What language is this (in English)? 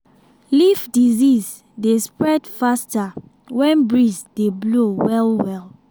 Nigerian Pidgin